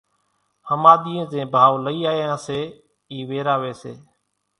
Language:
Kachi Koli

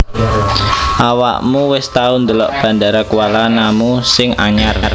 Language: Javanese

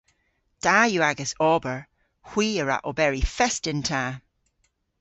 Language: Cornish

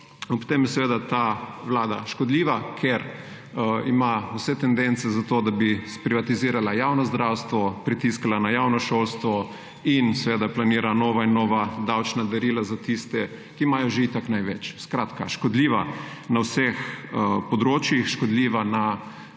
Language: Slovenian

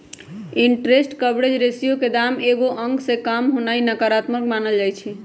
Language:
Magahi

